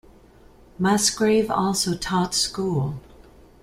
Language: English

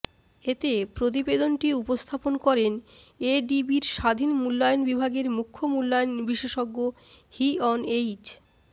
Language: Bangla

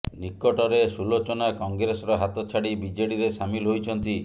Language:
Odia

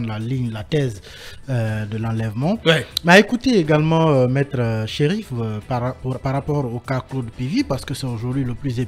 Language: French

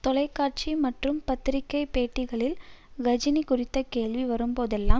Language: Tamil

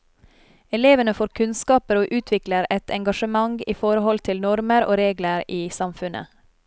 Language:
Norwegian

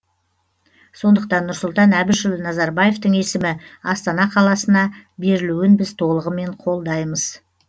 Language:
Kazakh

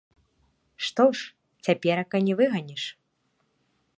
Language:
Belarusian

